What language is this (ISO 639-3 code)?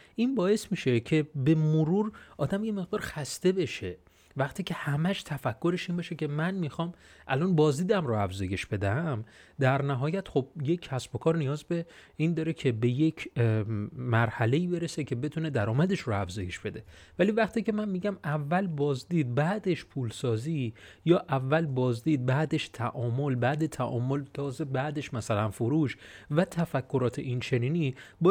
fas